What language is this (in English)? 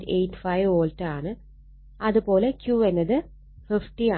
Malayalam